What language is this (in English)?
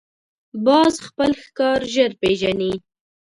Pashto